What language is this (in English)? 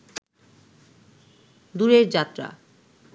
Bangla